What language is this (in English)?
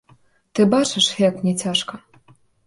Belarusian